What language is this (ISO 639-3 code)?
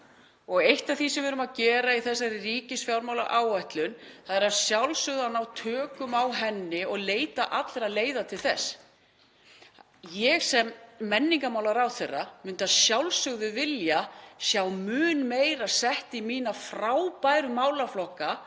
isl